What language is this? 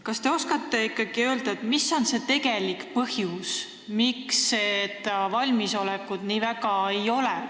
Estonian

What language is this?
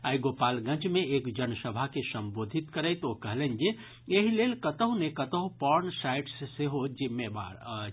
Maithili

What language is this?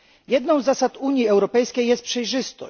Polish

